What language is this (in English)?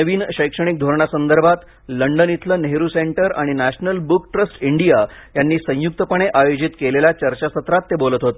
Marathi